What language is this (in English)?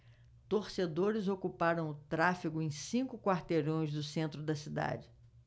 Portuguese